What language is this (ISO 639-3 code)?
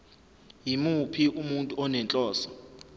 zul